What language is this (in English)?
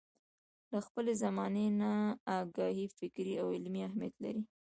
Pashto